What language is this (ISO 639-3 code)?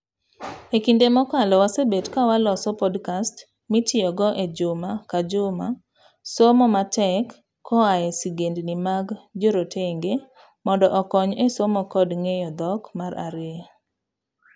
luo